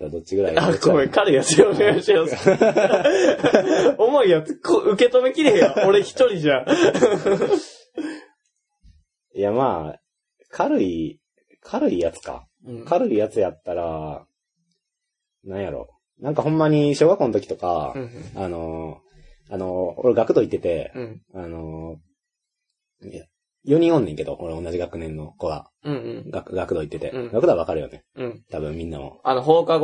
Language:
Japanese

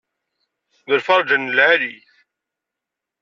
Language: Kabyle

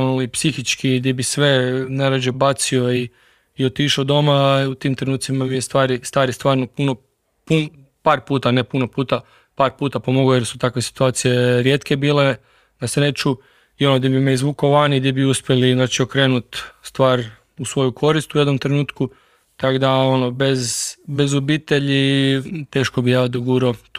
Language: Croatian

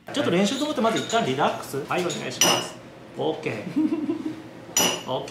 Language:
Japanese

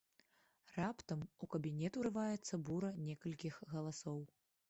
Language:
Belarusian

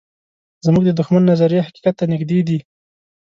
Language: Pashto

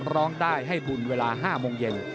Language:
Thai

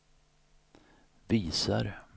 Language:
Swedish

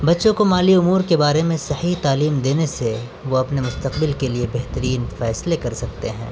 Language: Urdu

